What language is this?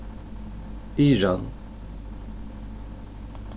Faroese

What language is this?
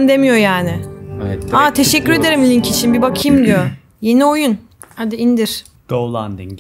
Turkish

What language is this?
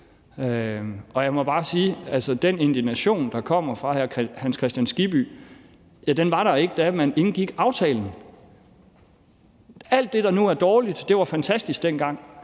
Danish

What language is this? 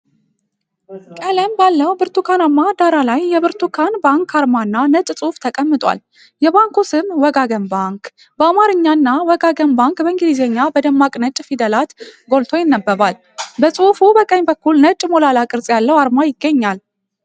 Amharic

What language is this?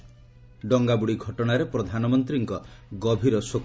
Odia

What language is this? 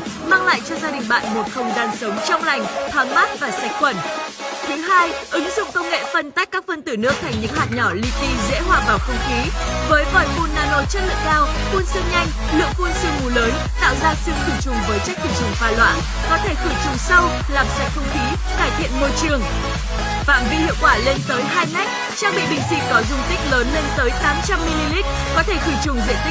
Vietnamese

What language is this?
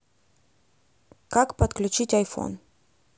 Russian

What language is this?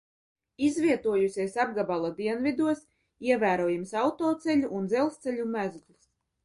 Latvian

